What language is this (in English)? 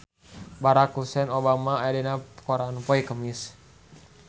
Sundanese